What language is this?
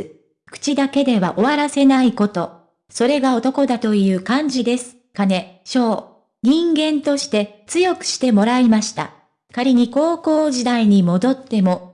Japanese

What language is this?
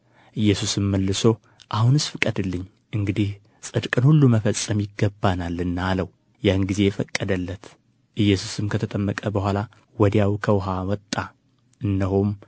Amharic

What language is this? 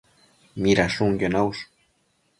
Matsés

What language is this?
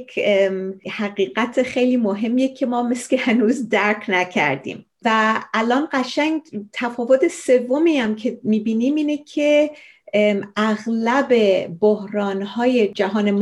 Persian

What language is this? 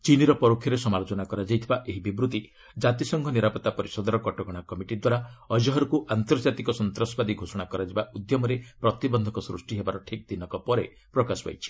Odia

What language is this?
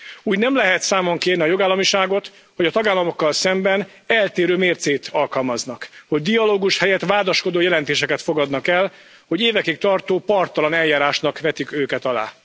Hungarian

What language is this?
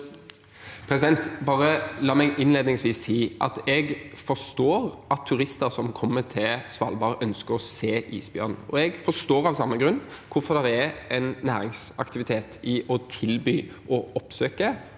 Norwegian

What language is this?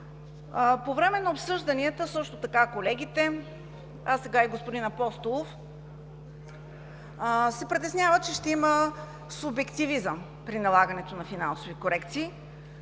Bulgarian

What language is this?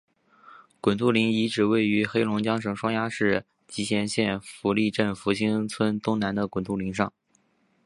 Chinese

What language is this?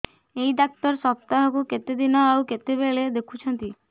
Odia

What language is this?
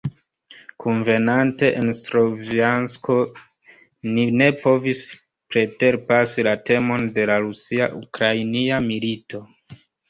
Esperanto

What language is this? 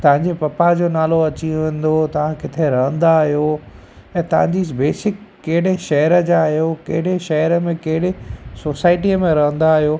Sindhi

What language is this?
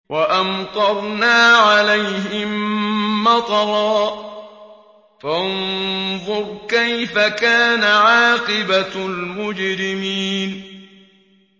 Arabic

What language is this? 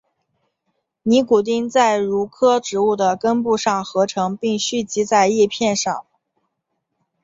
Chinese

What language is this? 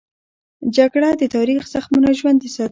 Pashto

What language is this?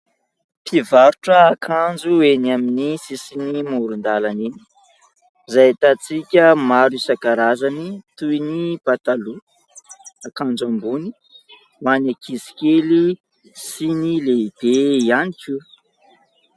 Malagasy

